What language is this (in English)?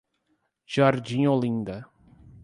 Portuguese